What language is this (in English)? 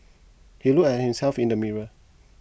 English